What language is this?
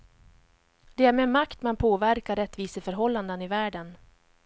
Swedish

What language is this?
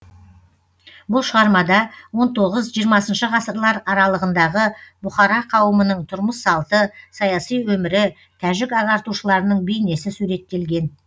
Kazakh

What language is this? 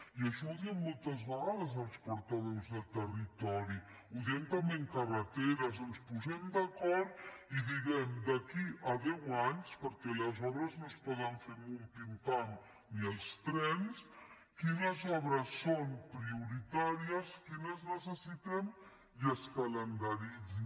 Catalan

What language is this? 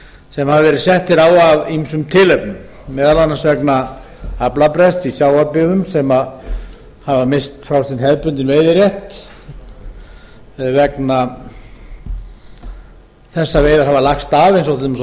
Icelandic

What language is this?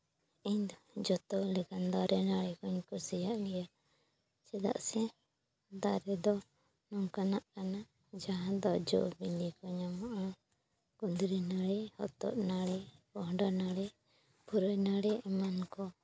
Santali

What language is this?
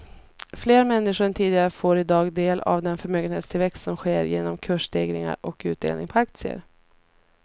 Swedish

